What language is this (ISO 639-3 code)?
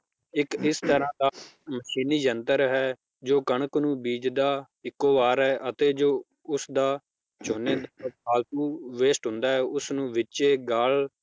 pan